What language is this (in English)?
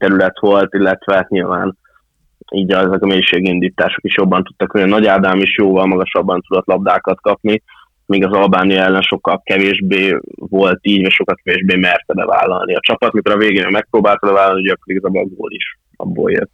Hungarian